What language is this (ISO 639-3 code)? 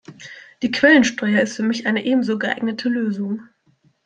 deu